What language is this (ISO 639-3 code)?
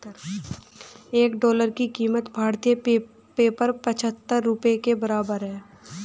hin